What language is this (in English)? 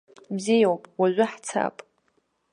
Abkhazian